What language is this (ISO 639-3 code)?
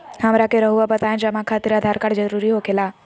mag